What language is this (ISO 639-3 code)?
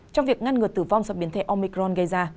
vie